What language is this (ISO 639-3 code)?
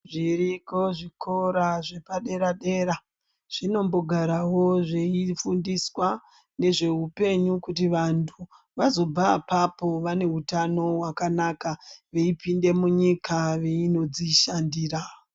ndc